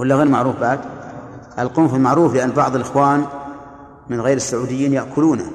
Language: Arabic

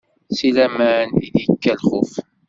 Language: Kabyle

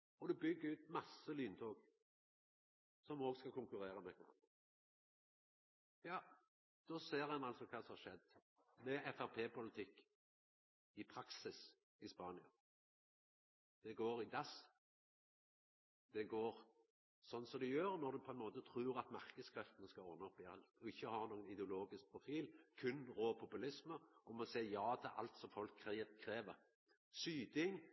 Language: Norwegian Nynorsk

